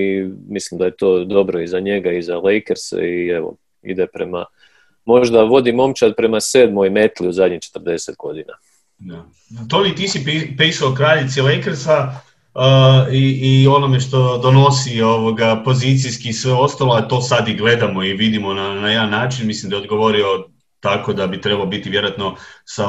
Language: Croatian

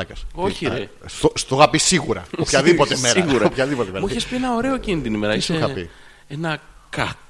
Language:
Greek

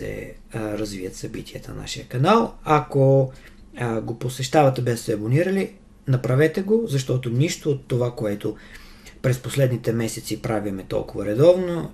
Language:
Bulgarian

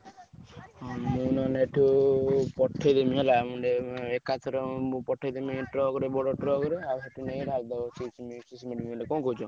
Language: Odia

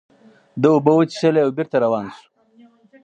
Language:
Pashto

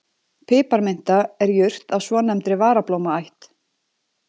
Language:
Icelandic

